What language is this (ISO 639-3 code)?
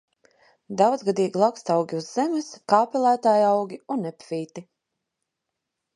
lav